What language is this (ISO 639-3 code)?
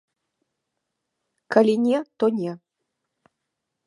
bel